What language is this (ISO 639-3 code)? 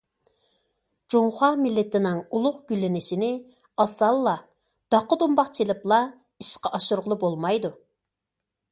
uig